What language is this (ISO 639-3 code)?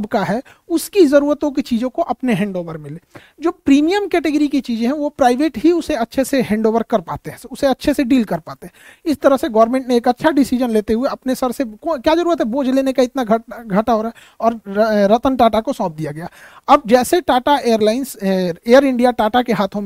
hin